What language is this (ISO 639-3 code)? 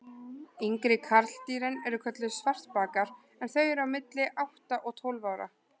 isl